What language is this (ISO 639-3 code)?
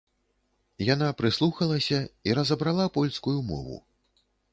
bel